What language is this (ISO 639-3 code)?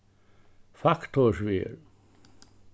fao